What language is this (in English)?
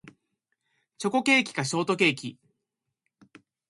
Japanese